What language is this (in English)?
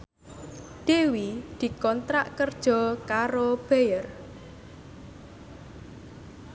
Javanese